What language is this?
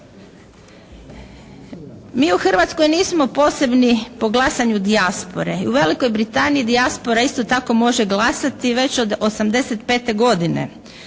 Croatian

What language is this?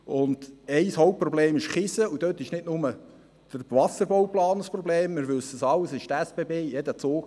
Swiss German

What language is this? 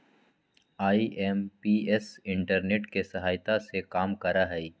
Magahi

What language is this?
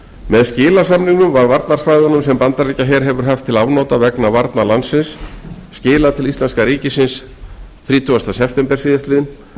Icelandic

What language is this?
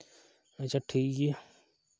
Santali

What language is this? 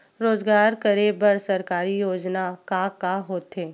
Chhattisgarhi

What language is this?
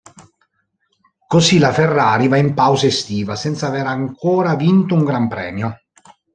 Italian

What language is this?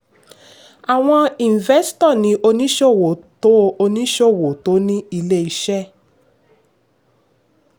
Yoruba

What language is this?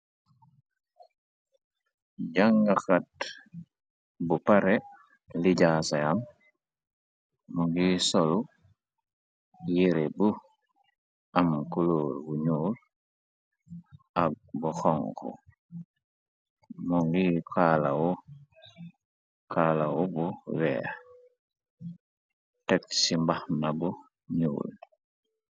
Wolof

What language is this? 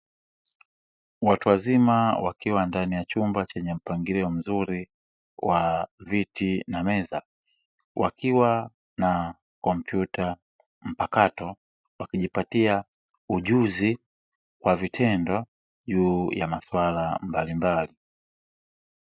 Swahili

